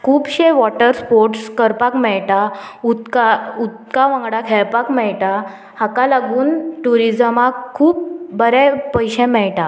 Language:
Konkani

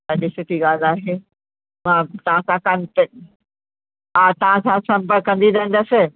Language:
Sindhi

